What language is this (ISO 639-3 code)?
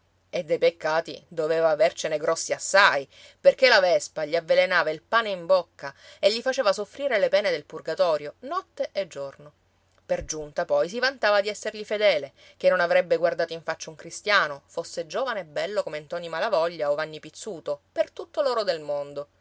ita